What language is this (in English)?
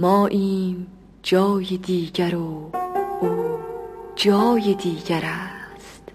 Persian